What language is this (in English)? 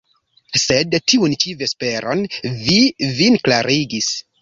Esperanto